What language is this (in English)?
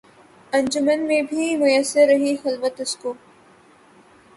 Urdu